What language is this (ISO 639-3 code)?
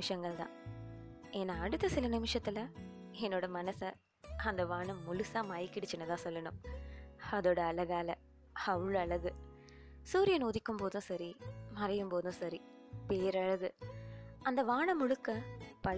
tam